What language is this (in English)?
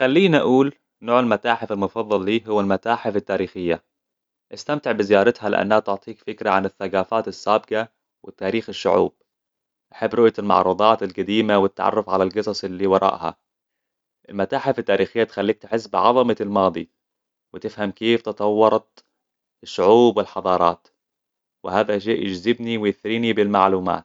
Hijazi Arabic